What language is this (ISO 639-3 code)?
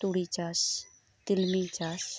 sat